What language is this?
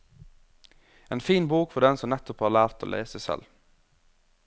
Norwegian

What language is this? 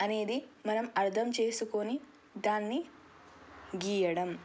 Telugu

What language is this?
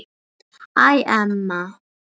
Icelandic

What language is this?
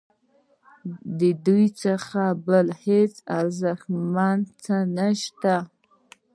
Pashto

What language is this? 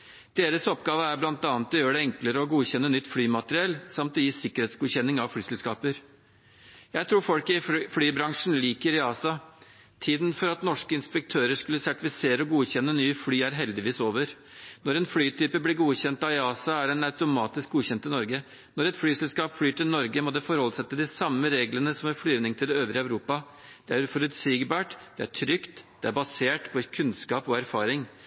Norwegian Bokmål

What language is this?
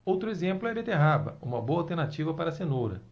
Portuguese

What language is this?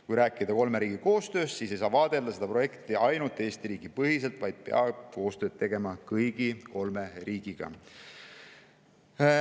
Estonian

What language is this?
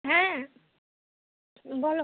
Bangla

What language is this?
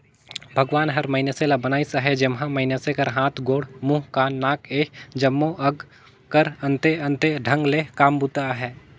Chhattisgarhi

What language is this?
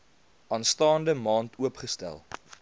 Afrikaans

